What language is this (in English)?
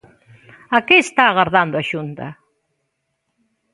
Galician